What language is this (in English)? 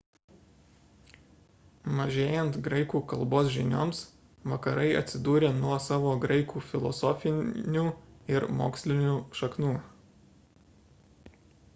Lithuanian